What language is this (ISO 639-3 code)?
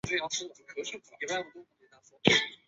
zho